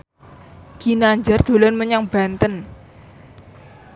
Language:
Javanese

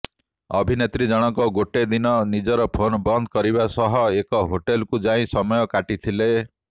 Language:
Odia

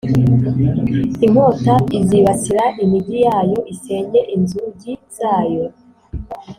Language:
Kinyarwanda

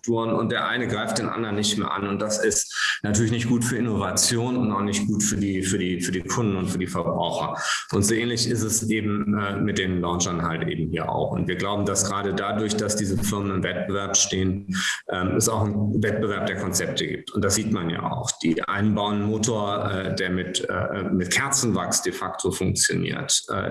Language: German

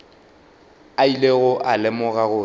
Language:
Northern Sotho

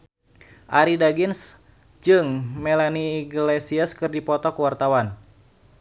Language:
Sundanese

